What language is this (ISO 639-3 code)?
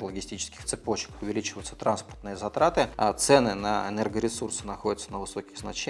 rus